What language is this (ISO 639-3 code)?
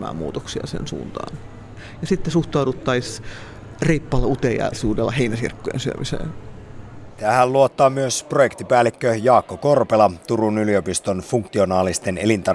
fin